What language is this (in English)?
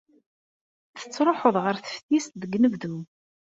Kabyle